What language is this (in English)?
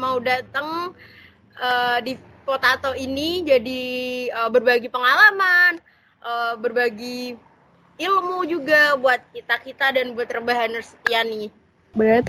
Indonesian